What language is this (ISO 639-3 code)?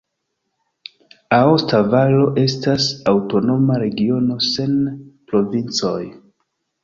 epo